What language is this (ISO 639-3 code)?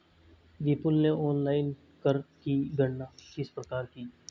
hin